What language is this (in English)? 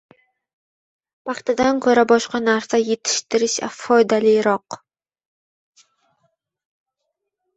Uzbek